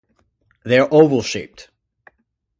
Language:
English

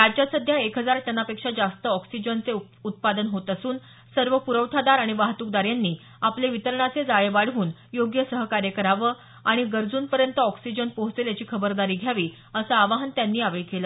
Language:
Marathi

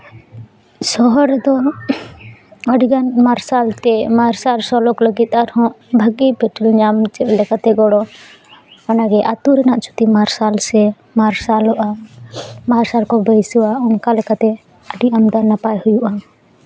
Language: Santali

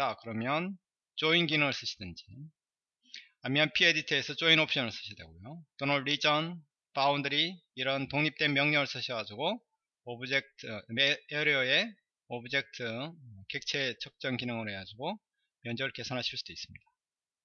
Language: Korean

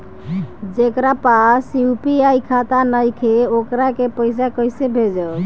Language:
Bhojpuri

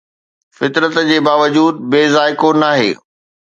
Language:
Sindhi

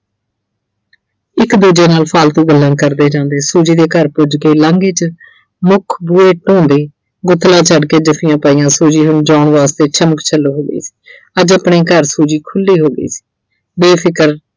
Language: Punjabi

